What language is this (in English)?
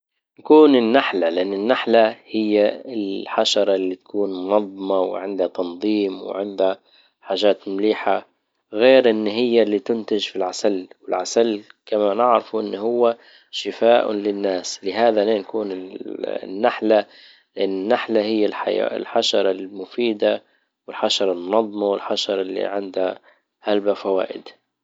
Libyan Arabic